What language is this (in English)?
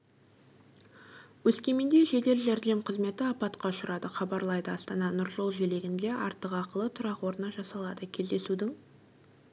Kazakh